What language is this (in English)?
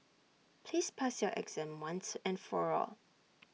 English